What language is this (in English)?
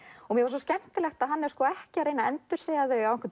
Icelandic